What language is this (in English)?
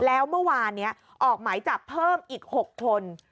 Thai